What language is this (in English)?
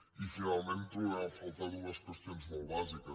Catalan